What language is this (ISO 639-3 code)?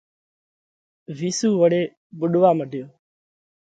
kvx